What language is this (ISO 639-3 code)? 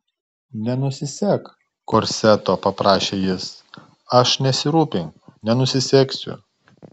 lit